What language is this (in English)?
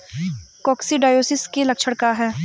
Bhojpuri